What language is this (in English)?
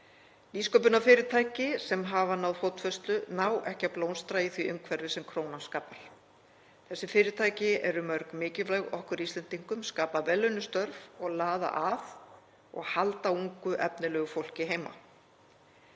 Icelandic